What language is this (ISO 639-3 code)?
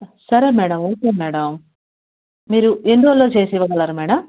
tel